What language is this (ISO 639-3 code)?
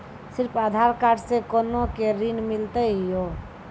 mai